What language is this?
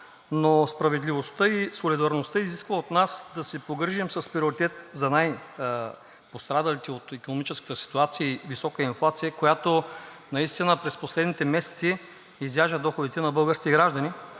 Bulgarian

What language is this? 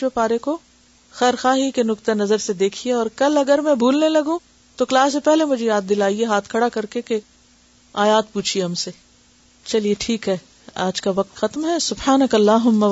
Urdu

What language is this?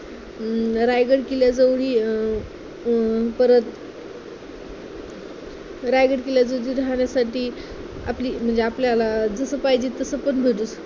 Marathi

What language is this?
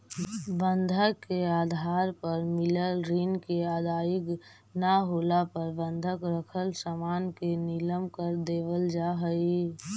Magahi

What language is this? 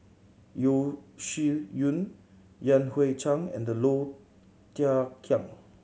English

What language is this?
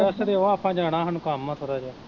Punjabi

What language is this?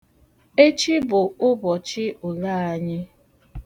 Igbo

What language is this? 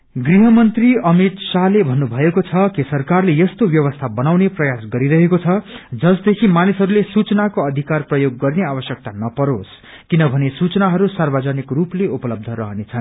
Nepali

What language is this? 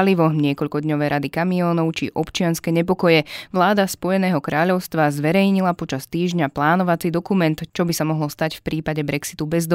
Slovak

